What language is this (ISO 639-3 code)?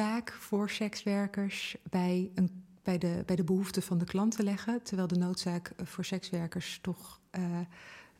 nld